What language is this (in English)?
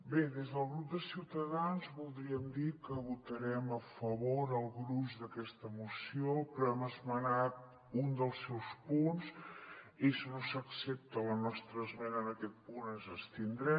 Catalan